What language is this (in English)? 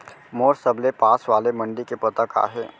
Chhattisgarhi